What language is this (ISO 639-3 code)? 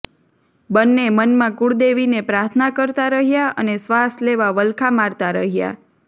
guj